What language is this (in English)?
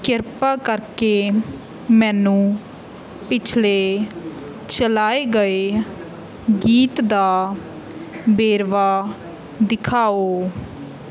Punjabi